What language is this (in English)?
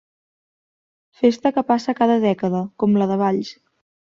Catalan